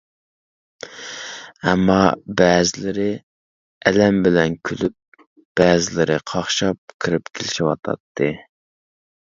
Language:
Uyghur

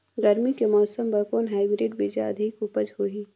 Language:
Chhattisgarhi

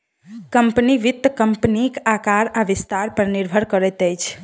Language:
Maithili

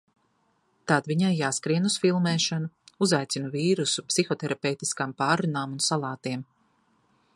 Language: Latvian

